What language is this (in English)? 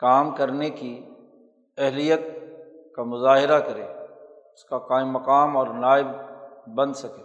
Urdu